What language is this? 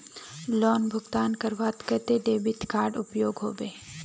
Magahi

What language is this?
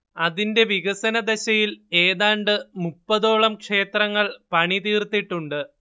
Malayalam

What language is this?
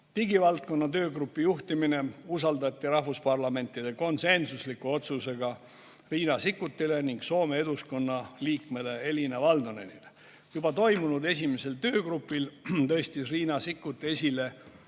Estonian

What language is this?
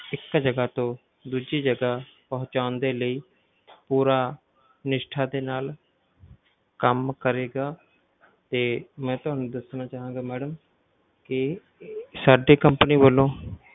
Punjabi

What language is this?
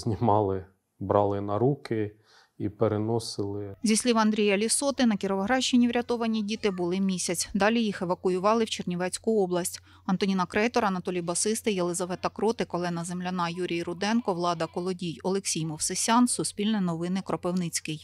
Ukrainian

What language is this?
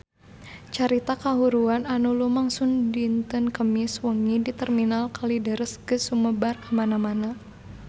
Sundanese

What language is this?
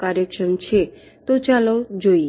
Gujarati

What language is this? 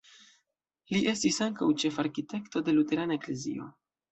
Esperanto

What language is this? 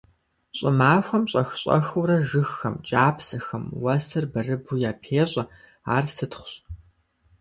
Kabardian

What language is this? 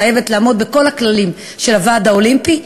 Hebrew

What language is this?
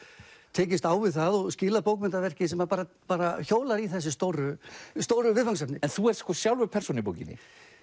Icelandic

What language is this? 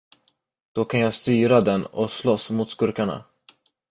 Swedish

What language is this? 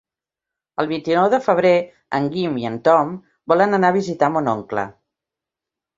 Catalan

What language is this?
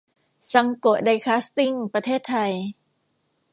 Thai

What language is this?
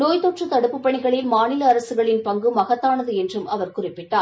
Tamil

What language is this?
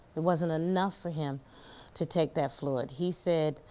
English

